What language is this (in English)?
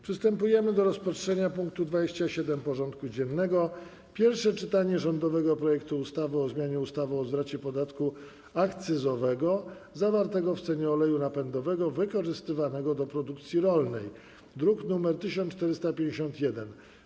Polish